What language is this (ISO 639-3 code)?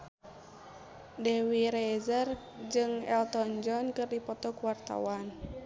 sun